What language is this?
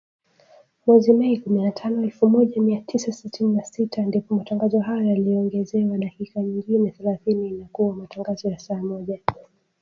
Swahili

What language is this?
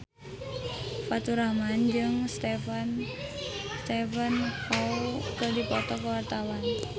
Sundanese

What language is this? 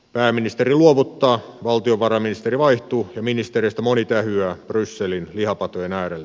Finnish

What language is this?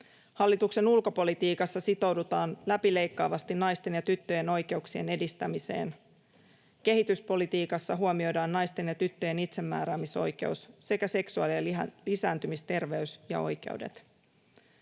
Finnish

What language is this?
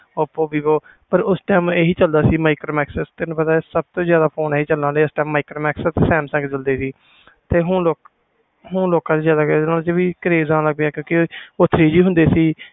Punjabi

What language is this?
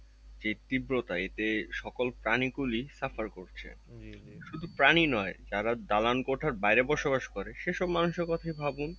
Bangla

